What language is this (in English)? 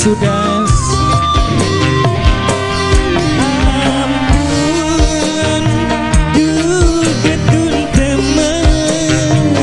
Indonesian